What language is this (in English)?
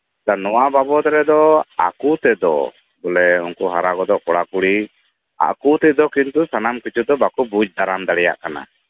Santali